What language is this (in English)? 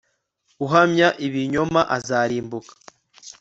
Kinyarwanda